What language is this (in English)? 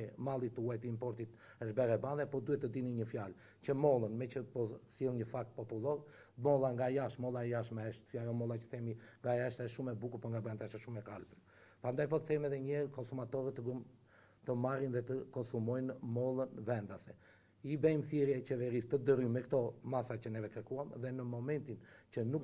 Romanian